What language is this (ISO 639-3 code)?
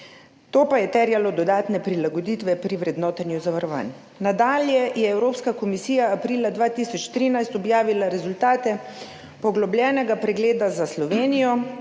slv